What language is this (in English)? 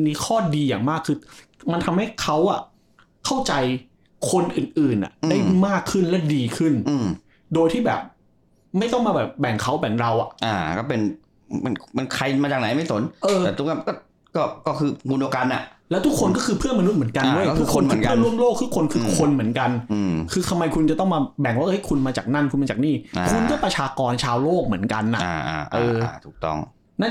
Thai